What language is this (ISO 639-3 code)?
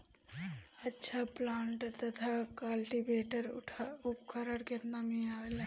bho